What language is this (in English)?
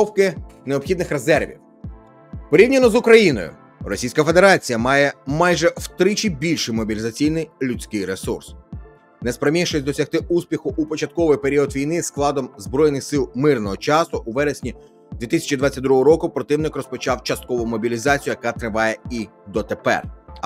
Ukrainian